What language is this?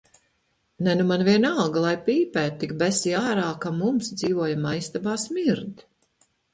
Latvian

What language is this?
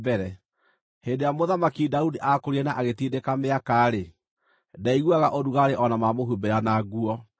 Kikuyu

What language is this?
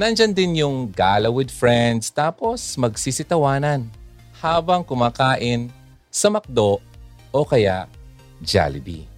Filipino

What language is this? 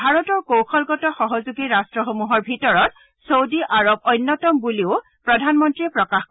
Assamese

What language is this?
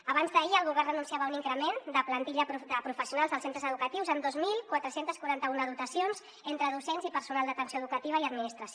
Catalan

